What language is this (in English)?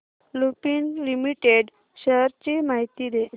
Marathi